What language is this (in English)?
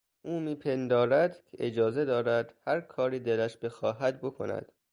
Persian